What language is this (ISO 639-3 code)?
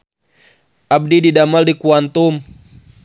sun